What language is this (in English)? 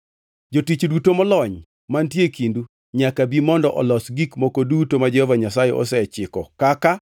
Luo (Kenya and Tanzania)